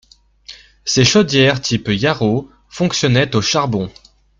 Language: French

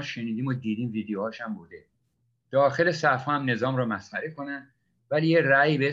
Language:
Persian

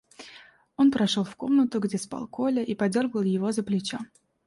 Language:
Russian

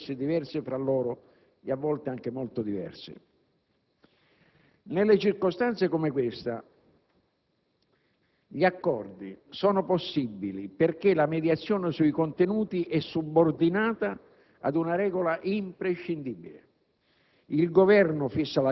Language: Italian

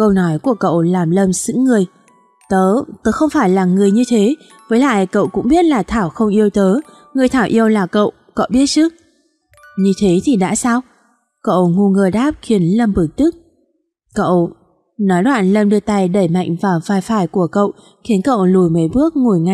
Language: Vietnamese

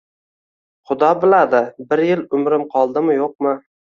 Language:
Uzbek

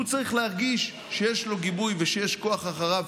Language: Hebrew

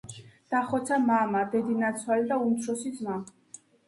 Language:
Georgian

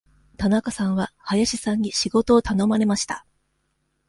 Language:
Japanese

